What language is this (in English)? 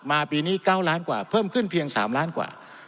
Thai